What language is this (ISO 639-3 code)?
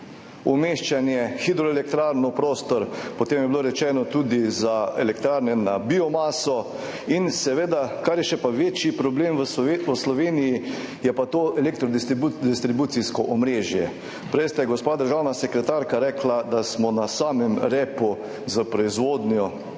slv